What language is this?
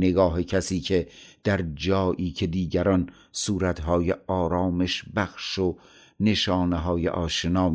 Persian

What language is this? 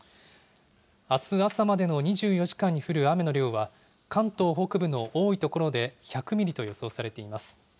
Japanese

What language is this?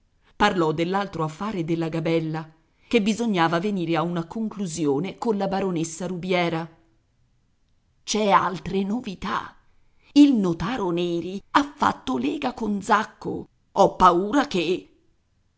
Italian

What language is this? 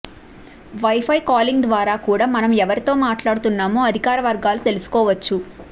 Telugu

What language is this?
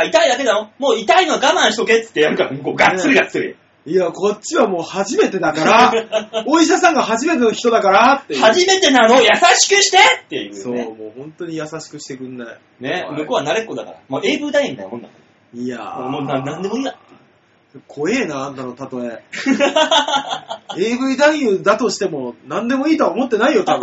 Japanese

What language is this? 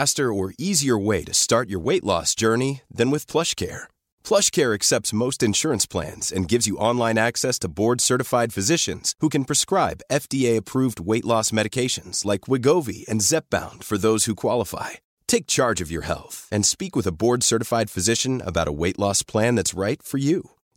Swedish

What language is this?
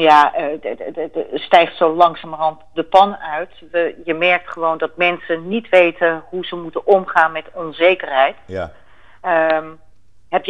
Dutch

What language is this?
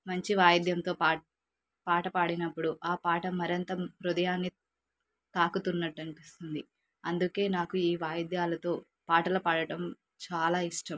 Telugu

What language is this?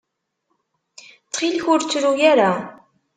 Kabyle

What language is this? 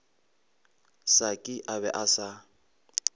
Northern Sotho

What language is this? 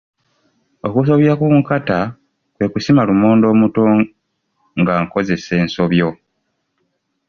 Ganda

